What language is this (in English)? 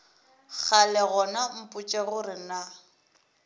Northern Sotho